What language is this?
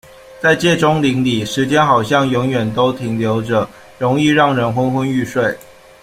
Chinese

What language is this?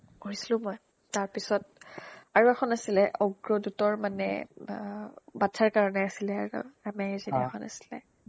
Assamese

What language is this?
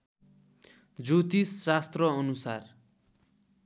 Nepali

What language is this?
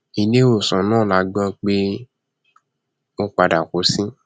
Yoruba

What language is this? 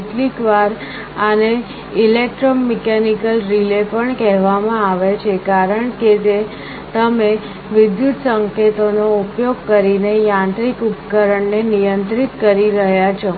Gujarati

